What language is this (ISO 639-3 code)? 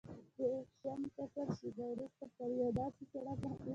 pus